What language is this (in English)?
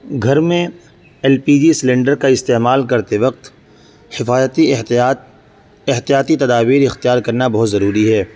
Urdu